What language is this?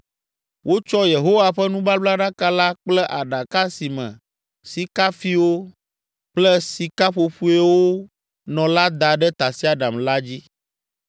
Ewe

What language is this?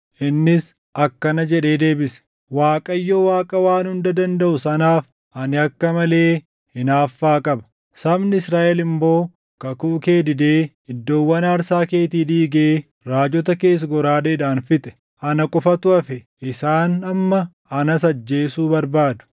Oromo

